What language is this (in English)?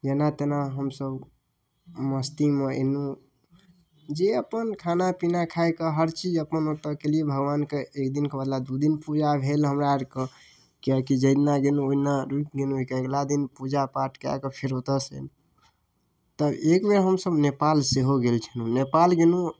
Maithili